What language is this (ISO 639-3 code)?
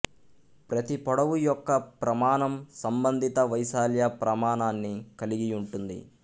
tel